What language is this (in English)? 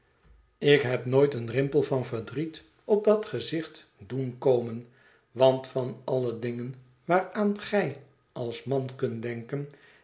Dutch